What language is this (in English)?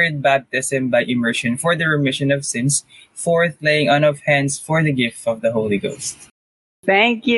Filipino